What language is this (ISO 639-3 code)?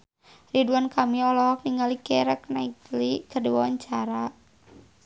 sun